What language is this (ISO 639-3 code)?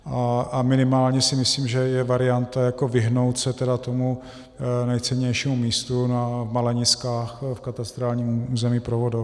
ces